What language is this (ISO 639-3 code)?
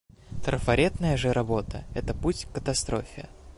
rus